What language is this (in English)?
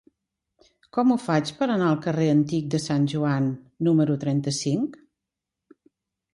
Catalan